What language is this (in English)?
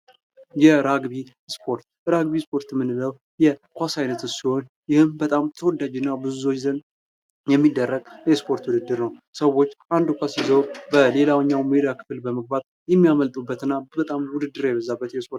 Amharic